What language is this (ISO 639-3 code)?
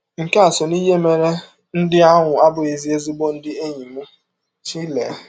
ibo